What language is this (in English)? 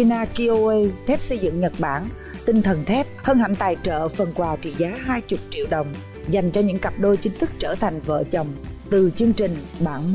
Vietnamese